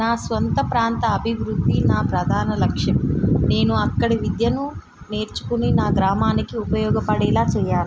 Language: Telugu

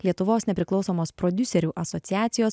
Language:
Lithuanian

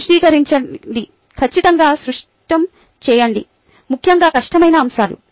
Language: Telugu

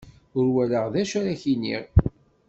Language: Kabyle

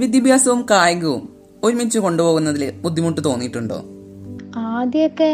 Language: Malayalam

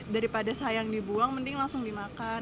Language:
Indonesian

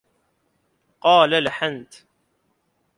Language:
Arabic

